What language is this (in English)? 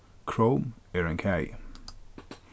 Faroese